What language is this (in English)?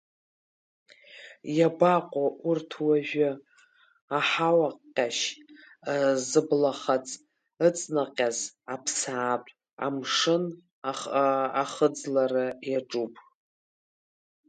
Abkhazian